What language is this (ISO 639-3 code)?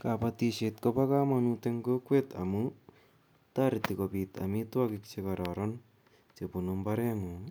kln